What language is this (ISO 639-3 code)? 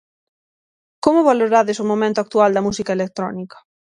glg